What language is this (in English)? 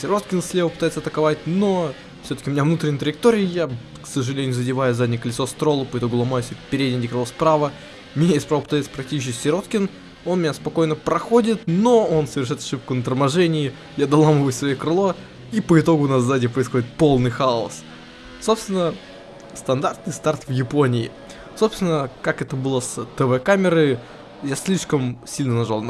Russian